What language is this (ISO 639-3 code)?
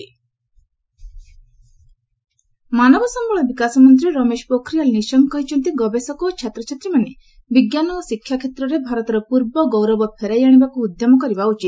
ori